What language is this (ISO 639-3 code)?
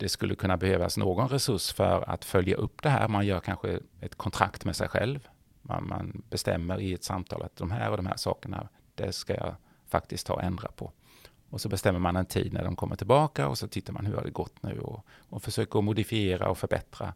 swe